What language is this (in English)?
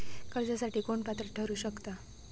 Marathi